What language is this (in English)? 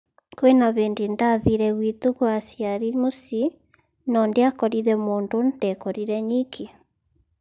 Kikuyu